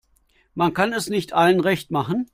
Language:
German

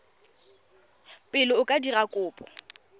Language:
Tswana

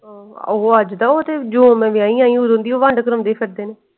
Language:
Punjabi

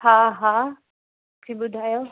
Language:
Sindhi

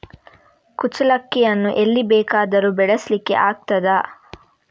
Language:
Kannada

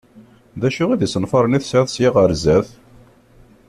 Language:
Kabyle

